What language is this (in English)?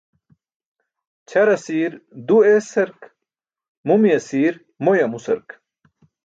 Burushaski